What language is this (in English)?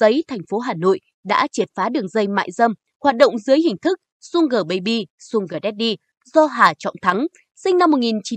Vietnamese